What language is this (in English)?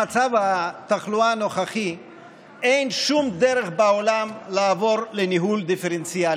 Hebrew